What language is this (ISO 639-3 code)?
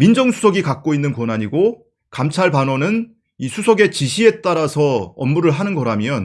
kor